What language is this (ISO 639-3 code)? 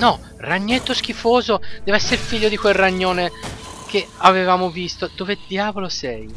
ita